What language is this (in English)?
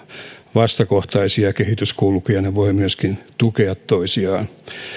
Finnish